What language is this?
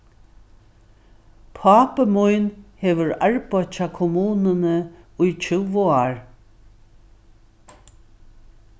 Faroese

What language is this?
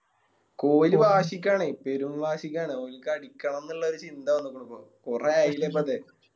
Malayalam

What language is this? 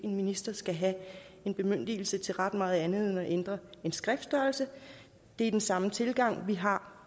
Danish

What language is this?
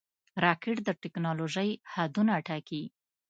Pashto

